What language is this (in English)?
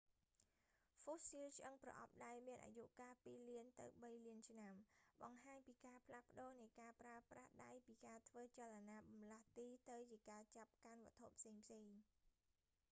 Khmer